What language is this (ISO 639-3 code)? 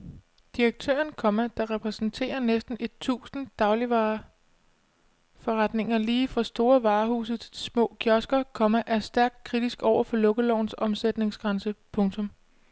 dan